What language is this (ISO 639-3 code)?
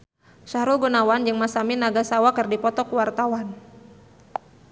sun